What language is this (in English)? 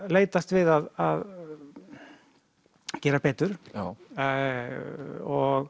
Icelandic